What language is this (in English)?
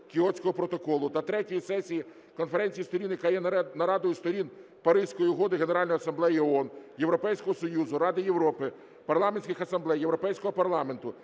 Ukrainian